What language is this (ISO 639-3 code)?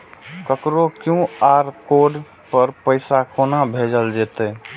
mai